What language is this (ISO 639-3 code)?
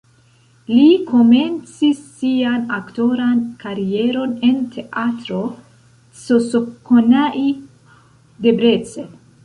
epo